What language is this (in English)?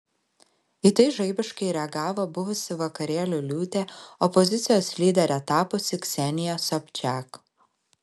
Lithuanian